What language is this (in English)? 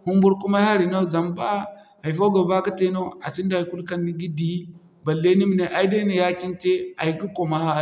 Zarma